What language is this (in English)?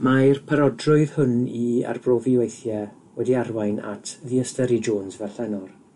Welsh